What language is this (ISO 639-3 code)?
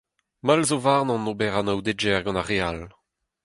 bre